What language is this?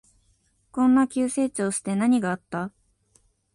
Japanese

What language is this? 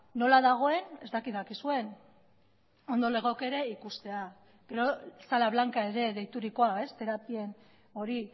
Basque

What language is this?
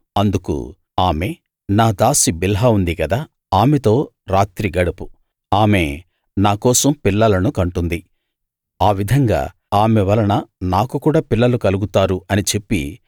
Telugu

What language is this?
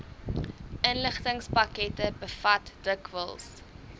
Afrikaans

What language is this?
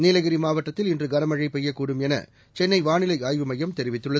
Tamil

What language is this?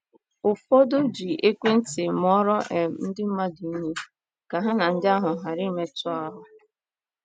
Igbo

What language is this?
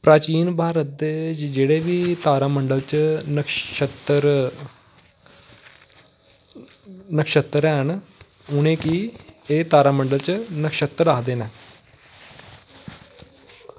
Dogri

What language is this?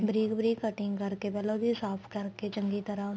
Punjabi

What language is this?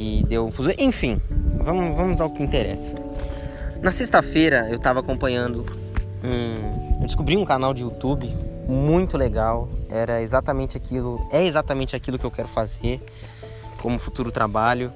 Portuguese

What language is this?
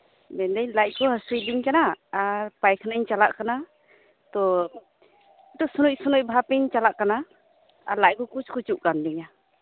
Santali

